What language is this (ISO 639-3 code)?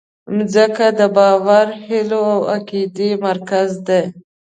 pus